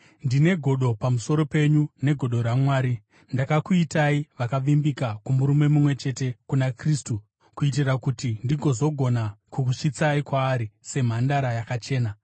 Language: Shona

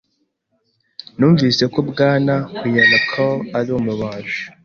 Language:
Kinyarwanda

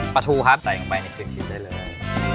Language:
Thai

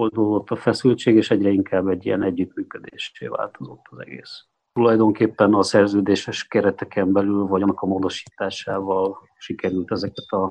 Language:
Hungarian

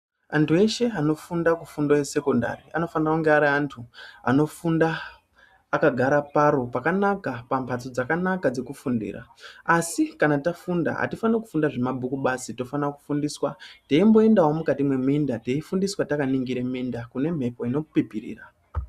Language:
Ndau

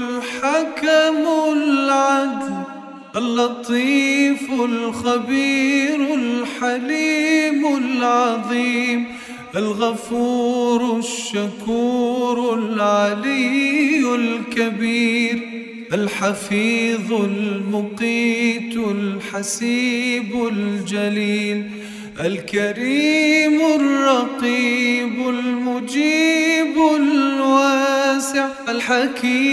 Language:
Arabic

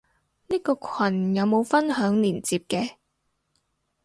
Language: Cantonese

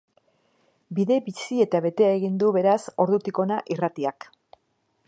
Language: Basque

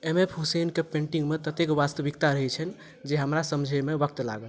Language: Maithili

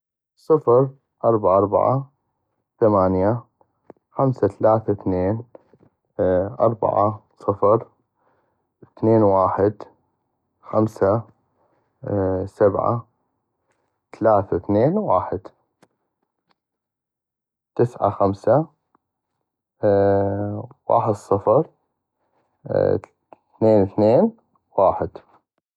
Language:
North Mesopotamian Arabic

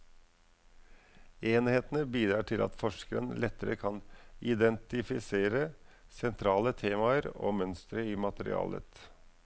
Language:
Norwegian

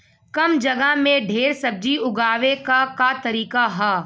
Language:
Bhojpuri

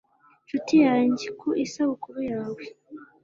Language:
Kinyarwanda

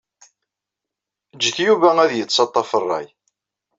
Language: Kabyle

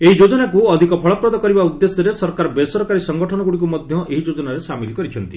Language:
Odia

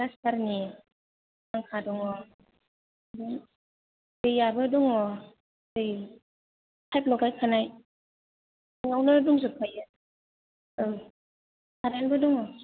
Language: Bodo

